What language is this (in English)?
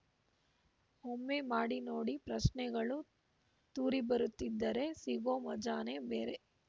Kannada